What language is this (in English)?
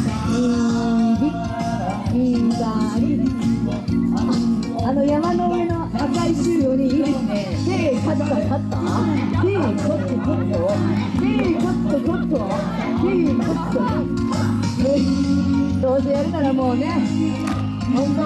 Japanese